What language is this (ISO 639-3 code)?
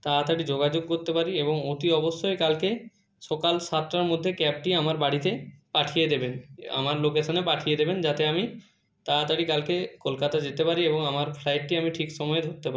ben